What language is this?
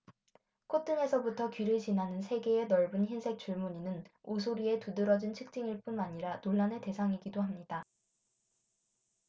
Korean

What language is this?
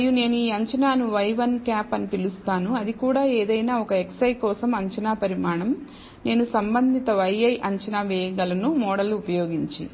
Telugu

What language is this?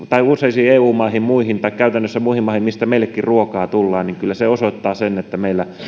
Finnish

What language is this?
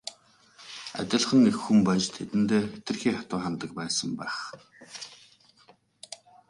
Mongolian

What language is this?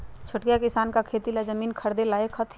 Magahi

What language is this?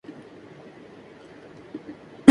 Urdu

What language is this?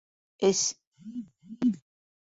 Bashkir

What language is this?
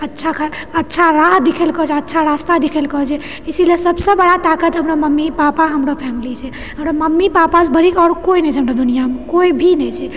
Maithili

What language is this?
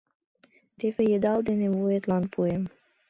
Mari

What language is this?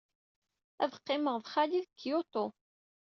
Kabyle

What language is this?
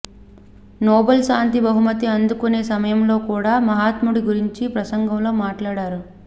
Telugu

